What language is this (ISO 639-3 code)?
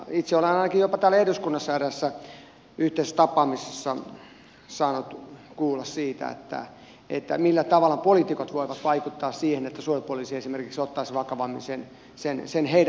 fin